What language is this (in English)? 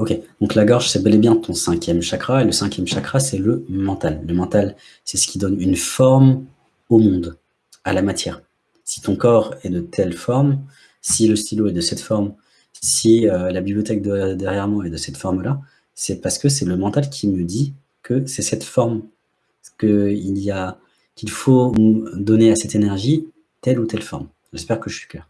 French